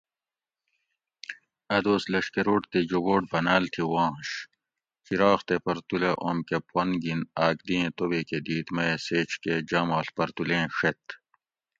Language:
Gawri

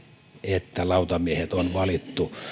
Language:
Finnish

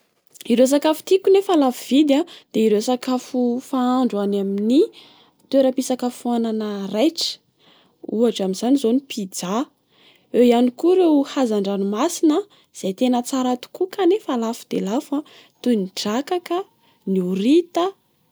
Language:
Malagasy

